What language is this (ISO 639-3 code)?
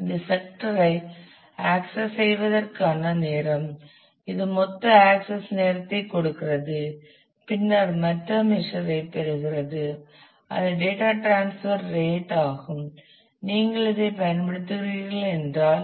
tam